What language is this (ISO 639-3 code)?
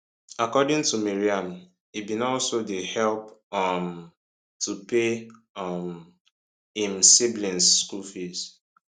pcm